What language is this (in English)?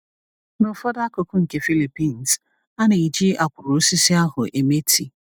Igbo